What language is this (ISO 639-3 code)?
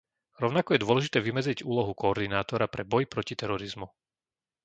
slk